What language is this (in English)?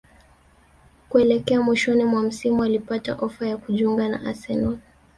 Swahili